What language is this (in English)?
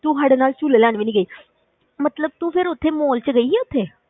Punjabi